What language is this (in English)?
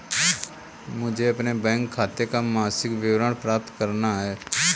Hindi